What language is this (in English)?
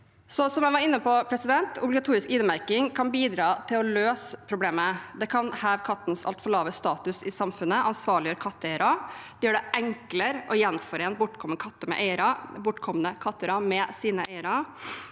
Norwegian